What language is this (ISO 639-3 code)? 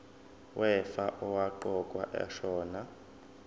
zul